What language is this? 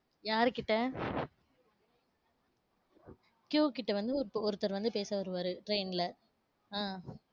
Tamil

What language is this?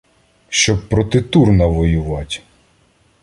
Ukrainian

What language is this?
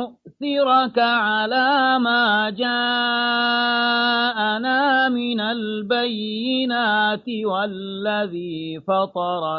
Arabic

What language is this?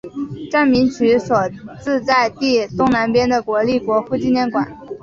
Chinese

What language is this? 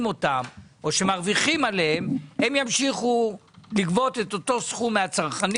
Hebrew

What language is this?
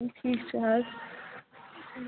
Kashmiri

